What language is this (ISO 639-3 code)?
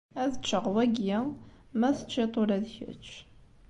kab